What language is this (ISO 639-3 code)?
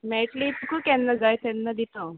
kok